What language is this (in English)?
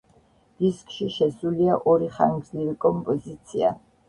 Georgian